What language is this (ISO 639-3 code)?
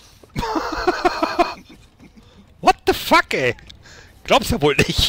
deu